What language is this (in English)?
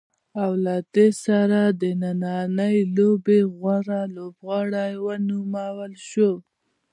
Pashto